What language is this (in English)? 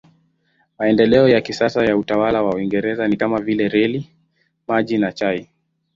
Swahili